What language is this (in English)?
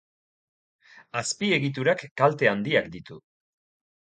Basque